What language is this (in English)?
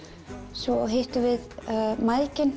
Icelandic